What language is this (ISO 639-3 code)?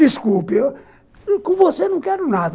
por